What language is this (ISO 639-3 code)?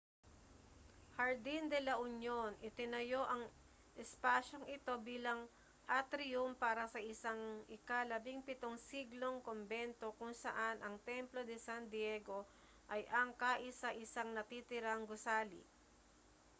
fil